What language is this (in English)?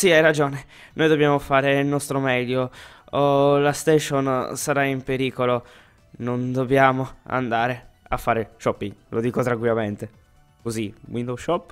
Italian